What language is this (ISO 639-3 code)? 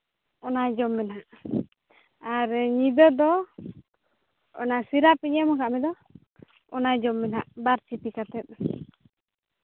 sat